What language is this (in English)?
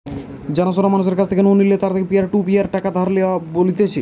Bangla